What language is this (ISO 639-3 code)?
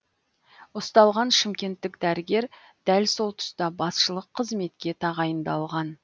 kaz